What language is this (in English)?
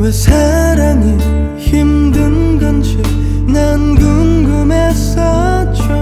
Korean